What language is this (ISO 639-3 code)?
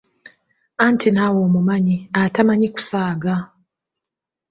lug